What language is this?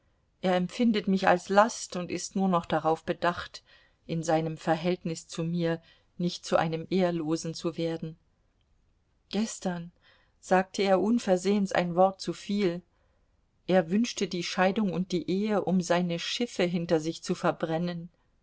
German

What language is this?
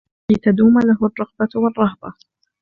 Arabic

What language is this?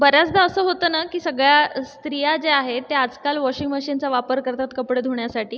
Marathi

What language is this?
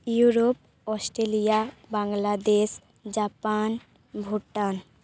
Santali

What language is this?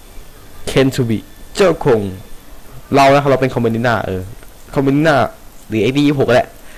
Thai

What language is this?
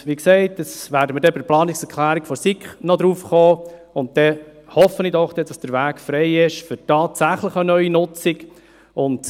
Swiss German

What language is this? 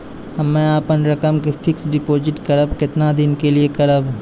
Maithili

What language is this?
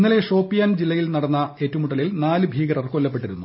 Malayalam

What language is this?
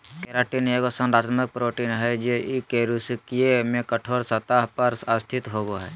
Magahi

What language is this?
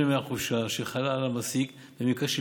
Hebrew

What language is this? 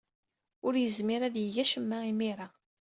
Kabyle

